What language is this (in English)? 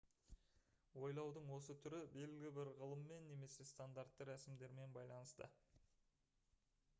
Kazakh